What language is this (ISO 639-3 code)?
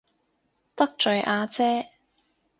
yue